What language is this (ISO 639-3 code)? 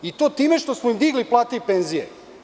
srp